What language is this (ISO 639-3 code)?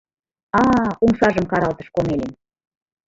chm